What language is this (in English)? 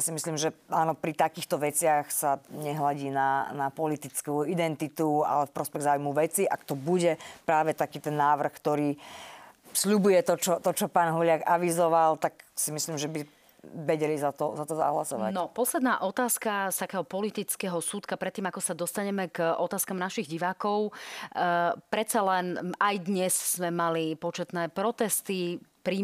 Slovak